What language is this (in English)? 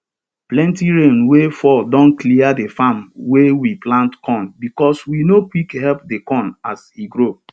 Nigerian Pidgin